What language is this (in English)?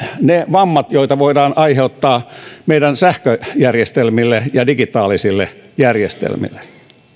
Finnish